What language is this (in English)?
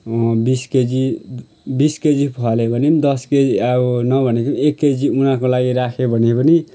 Nepali